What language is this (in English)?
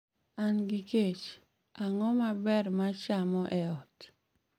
Luo (Kenya and Tanzania)